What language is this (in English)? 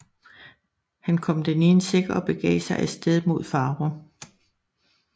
Danish